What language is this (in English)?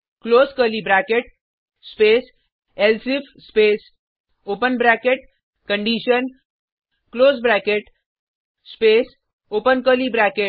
Hindi